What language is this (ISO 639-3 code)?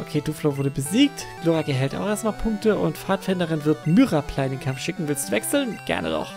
deu